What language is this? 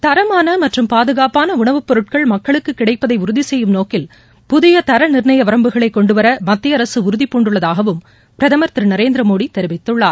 Tamil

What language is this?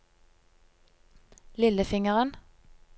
Norwegian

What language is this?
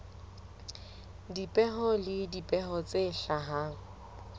Southern Sotho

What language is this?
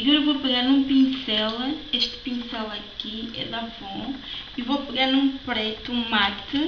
Portuguese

